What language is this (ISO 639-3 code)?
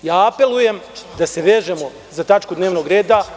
srp